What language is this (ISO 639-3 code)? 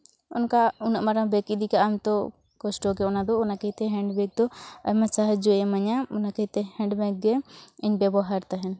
sat